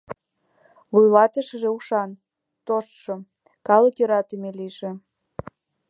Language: Mari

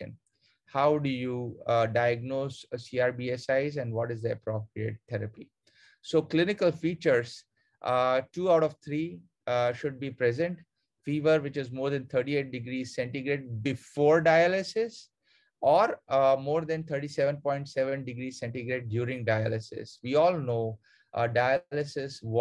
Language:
English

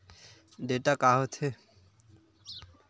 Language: Chhattisgarhi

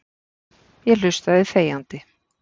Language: Icelandic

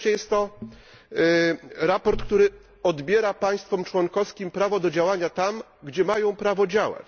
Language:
Polish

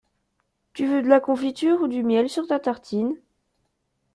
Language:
French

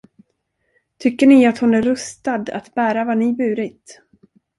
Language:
Swedish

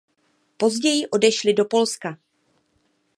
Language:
Czech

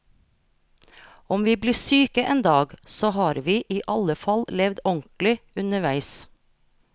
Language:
Norwegian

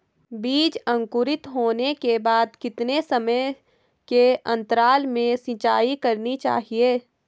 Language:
Hindi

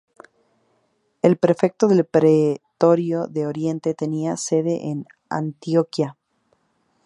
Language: Spanish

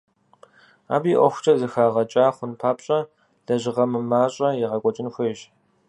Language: Kabardian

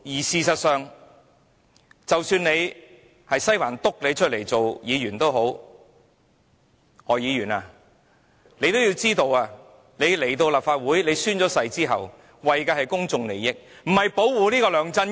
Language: Cantonese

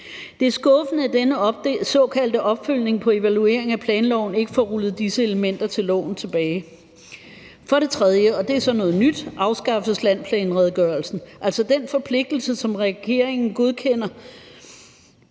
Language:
Danish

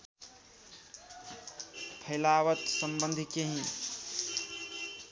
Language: Nepali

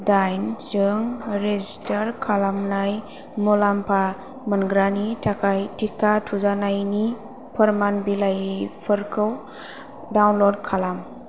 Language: Bodo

